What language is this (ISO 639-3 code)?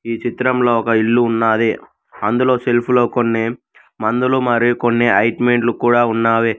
tel